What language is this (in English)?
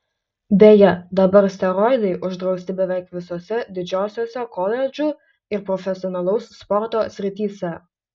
Lithuanian